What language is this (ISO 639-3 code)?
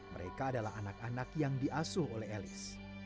ind